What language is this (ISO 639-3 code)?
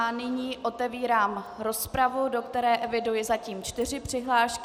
ces